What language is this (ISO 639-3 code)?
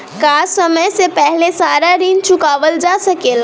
bho